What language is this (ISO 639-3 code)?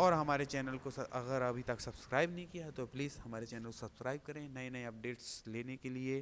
hin